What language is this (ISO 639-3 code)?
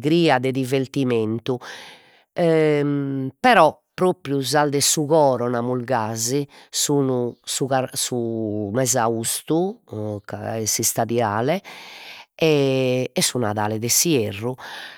srd